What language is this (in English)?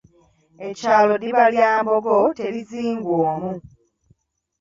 Ganda